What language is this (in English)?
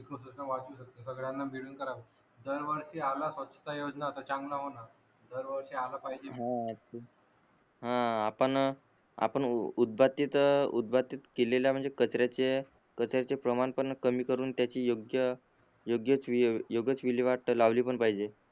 Marathi